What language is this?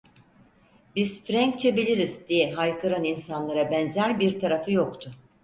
Turkish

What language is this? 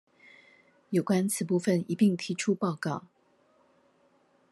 Chinese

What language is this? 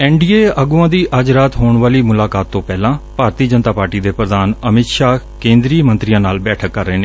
Punjabi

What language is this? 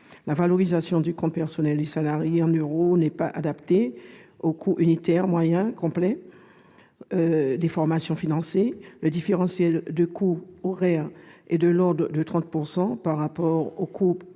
French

